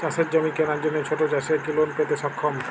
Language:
Bangla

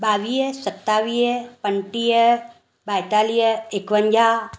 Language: Sindhi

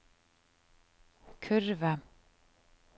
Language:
Norwegian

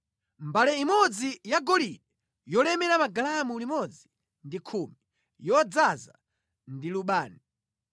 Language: Nyanja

